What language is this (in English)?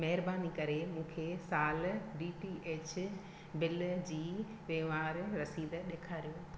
Sindhi